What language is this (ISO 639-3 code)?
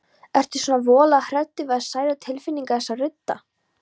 isl